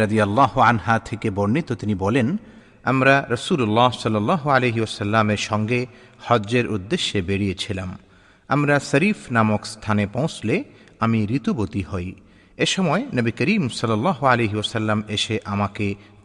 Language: Bangla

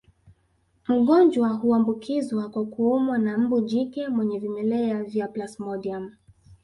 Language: Swahili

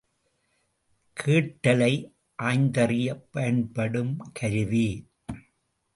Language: Tamil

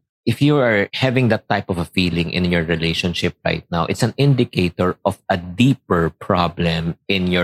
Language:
Filipino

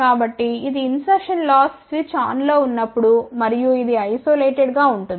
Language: Telugu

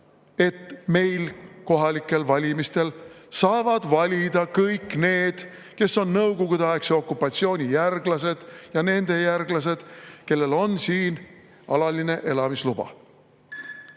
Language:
Estonian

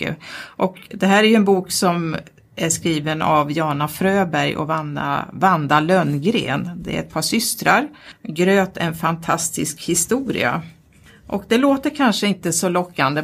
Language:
Swedish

